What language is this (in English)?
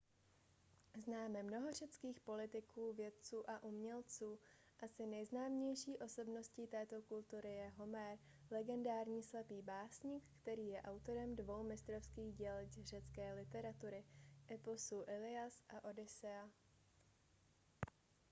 Czech